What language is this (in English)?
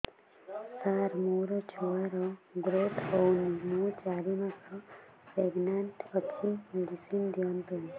Odia